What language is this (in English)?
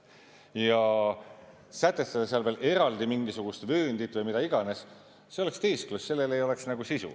Estonian